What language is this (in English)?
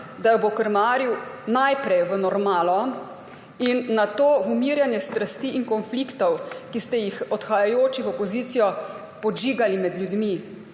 Slovenian